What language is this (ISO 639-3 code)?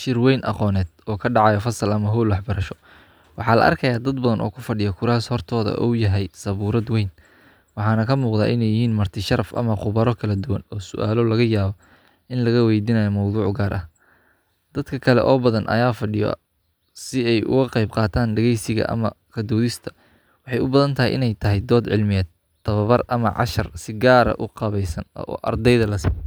som